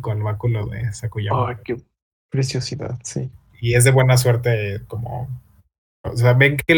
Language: Spanish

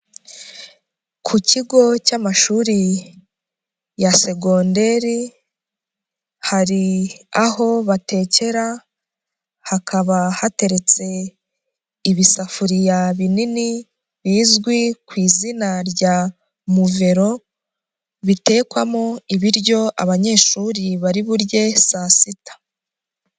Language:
Kinyarwanda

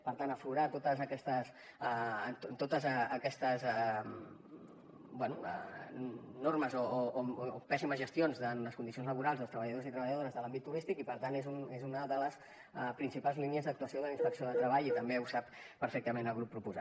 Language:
Catalan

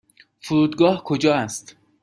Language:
Persian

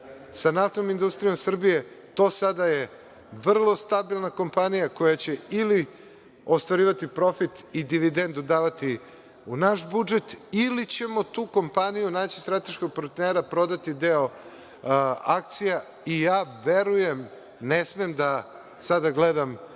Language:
Serbian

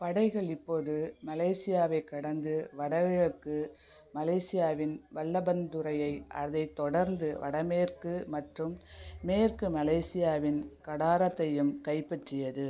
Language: Tamil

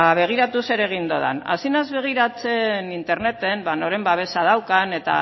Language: Basque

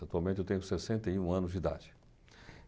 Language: Portuguese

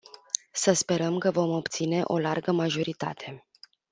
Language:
Romanian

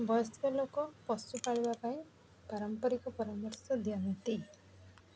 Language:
Odia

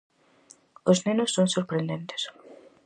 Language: Galician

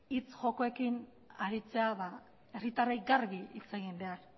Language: Basque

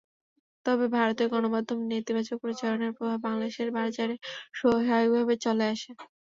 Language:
Bangla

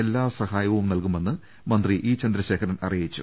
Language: Malayalam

